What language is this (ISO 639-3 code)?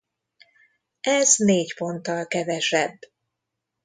hun